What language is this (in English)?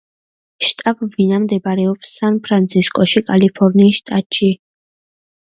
Georgian